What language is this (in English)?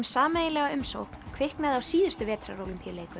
Icelandic